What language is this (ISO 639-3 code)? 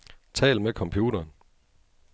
dan